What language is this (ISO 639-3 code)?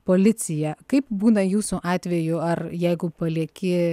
lit